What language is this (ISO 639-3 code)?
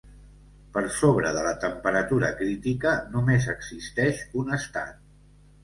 cat